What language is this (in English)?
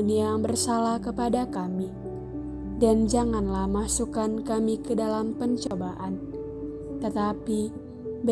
Indonesian